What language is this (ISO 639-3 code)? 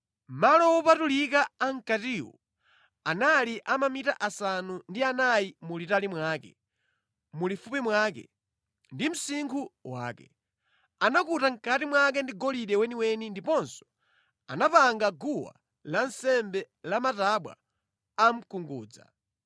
nya